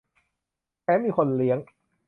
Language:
Thai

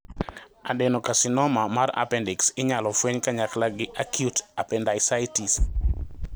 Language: Luo (Kenya and Tanzania)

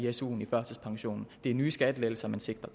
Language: Danish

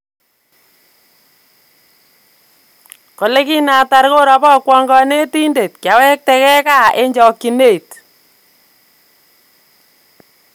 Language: Kalenjin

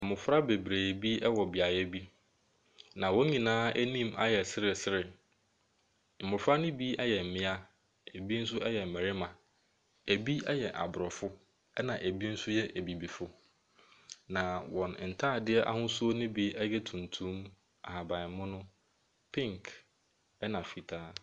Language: Akan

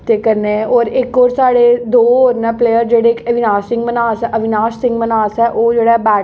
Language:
Dogri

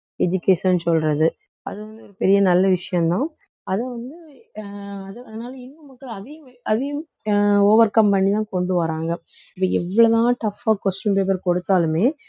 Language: Tamil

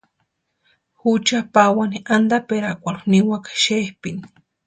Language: Western Highland Purepecha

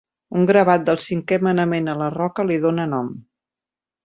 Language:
Catalan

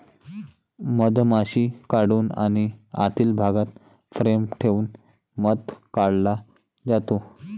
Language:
Marathi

